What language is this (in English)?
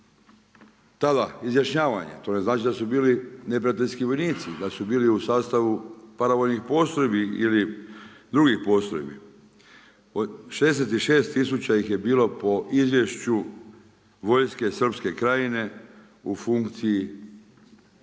Croatian